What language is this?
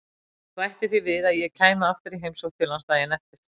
Icelandic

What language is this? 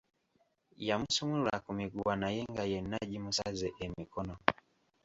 Ganda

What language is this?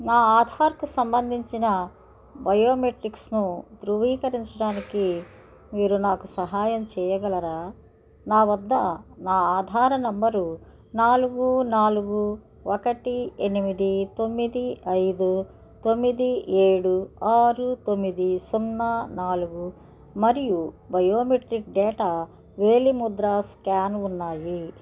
Telugu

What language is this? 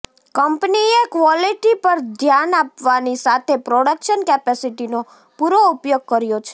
Gujarati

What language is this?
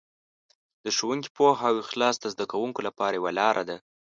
Pashto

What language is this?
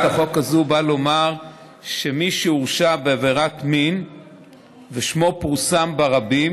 Hebrew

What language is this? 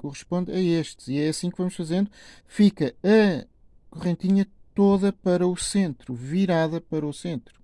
Portuguese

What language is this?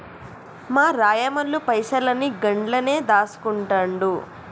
Telugu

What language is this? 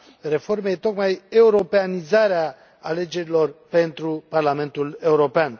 Romanian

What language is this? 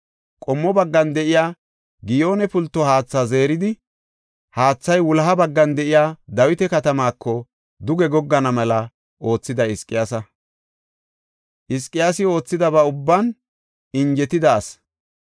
Gofa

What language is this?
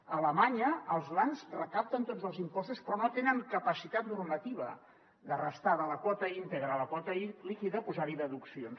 Catalan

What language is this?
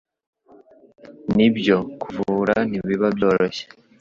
Kinyarwanda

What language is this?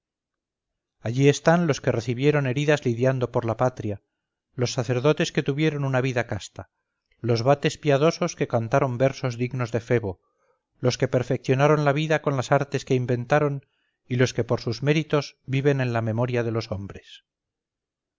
Spanish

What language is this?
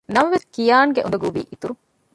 Divehi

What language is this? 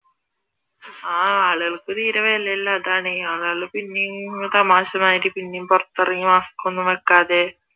Malayalam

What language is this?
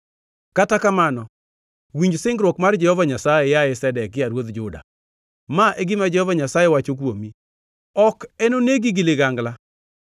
Luo (Kenya and Tanzania)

